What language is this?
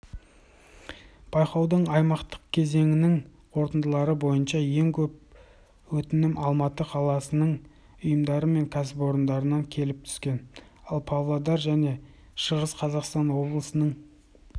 Kazakh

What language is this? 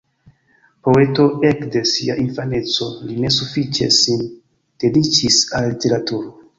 Esperanto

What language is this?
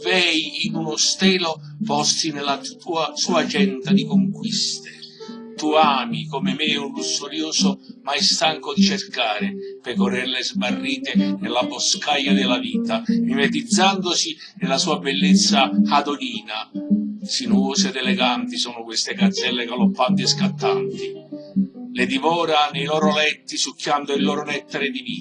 Italian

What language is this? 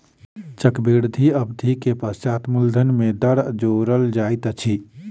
Maithili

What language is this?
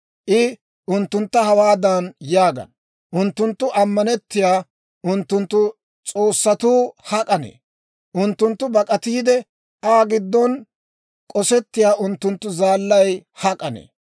Dawro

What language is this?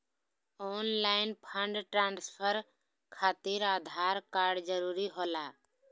Magahi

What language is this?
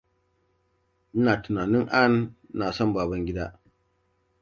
Hausa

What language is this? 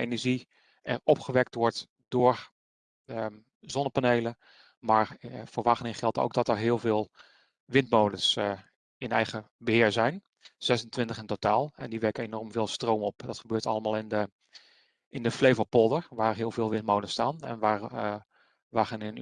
Dutch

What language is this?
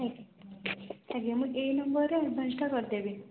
Odia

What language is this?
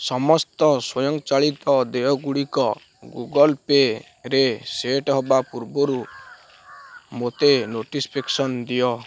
Odia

